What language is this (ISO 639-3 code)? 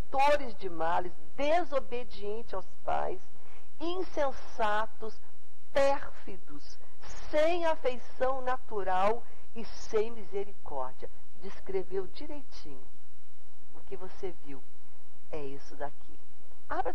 por